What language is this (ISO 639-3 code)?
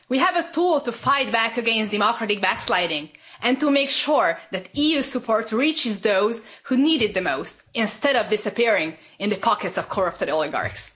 eng